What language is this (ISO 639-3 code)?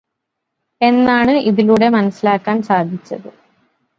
mal